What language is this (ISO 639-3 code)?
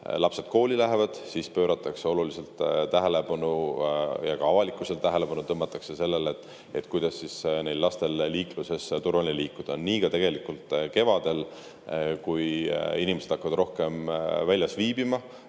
est